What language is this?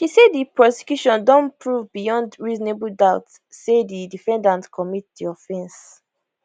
Nigerian Pidgin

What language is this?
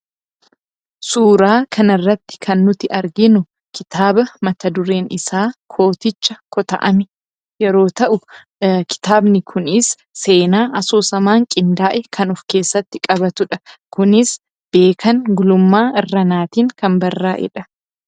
Oromo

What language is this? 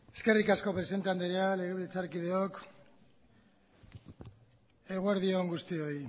Basque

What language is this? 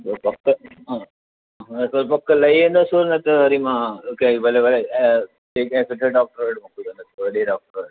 Sindhi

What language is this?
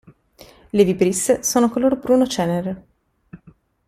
Italian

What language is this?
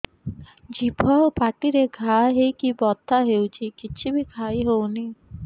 Odia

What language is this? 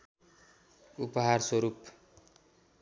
Nepali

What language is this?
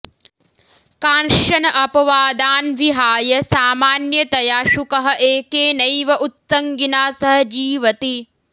Sanskrit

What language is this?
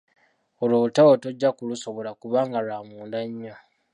Ganda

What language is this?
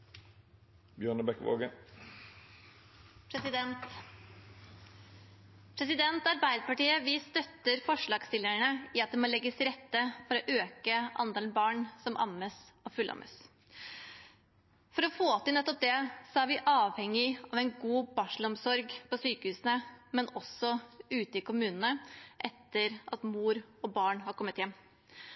Norwegian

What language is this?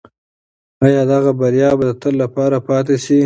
Pashto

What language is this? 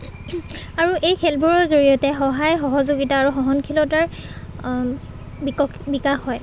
Assamese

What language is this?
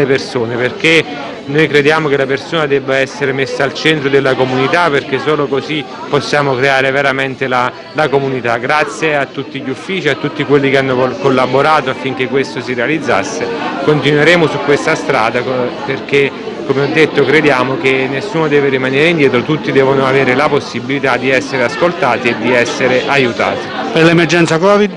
Italian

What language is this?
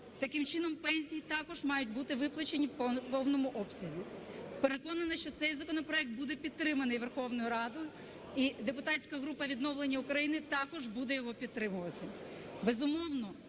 Ukrainian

